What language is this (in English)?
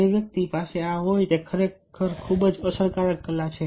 Gujarati